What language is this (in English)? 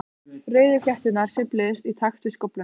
Icelandic